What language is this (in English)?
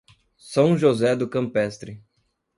Portuguese